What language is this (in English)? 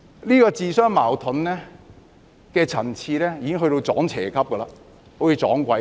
Cantonese